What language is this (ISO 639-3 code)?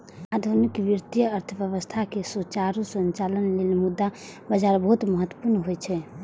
mai